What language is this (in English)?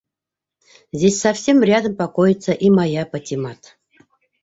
Bashkir